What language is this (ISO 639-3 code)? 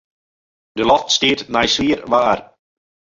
fry